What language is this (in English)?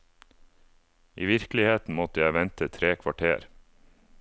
Norwegian